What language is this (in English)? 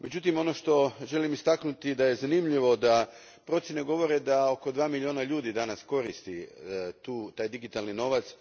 Croatian